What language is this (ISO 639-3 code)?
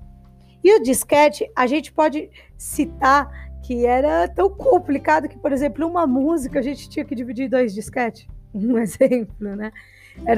por